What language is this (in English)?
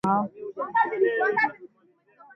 Swahili